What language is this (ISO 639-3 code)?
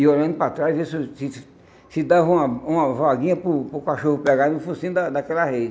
por